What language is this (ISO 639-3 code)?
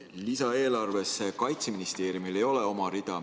est